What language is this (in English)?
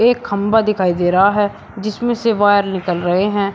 Hindi